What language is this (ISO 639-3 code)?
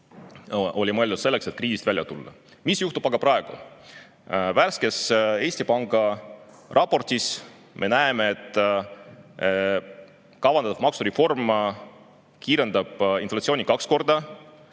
est